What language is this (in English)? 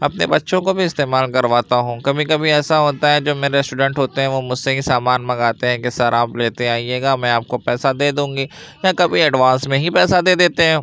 Urdu